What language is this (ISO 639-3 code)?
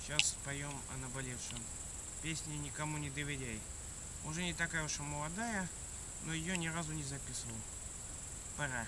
rus